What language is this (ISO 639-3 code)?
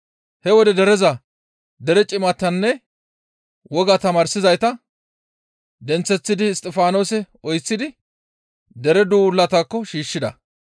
gmv